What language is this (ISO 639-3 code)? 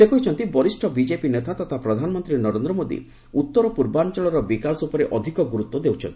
ori